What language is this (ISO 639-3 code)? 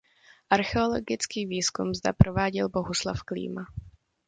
ces